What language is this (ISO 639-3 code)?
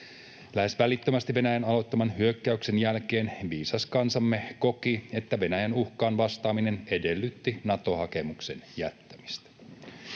fin